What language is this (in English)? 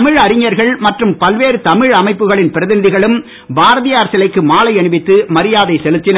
Tamil